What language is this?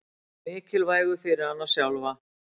Icelandic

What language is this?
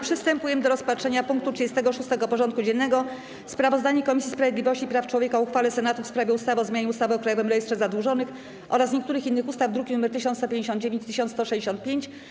Polish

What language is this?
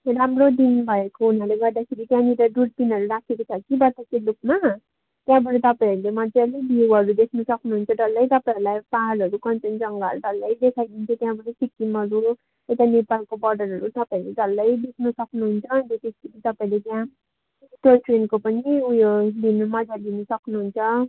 Nepali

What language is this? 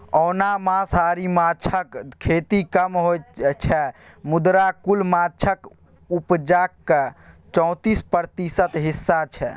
Maithili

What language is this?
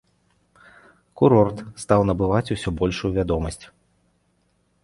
Belarusian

